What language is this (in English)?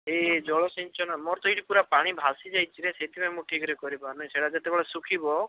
Odia